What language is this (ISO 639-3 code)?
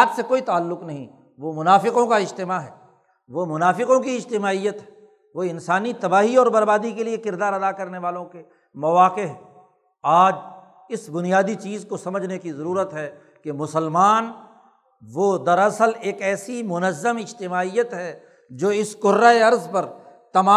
urd